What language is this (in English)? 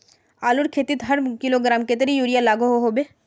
Magahi